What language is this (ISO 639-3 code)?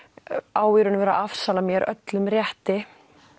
isl